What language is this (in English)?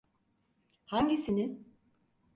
Turkish